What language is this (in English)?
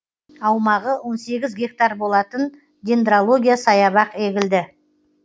Kazakh